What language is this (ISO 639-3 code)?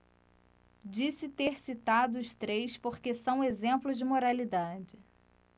por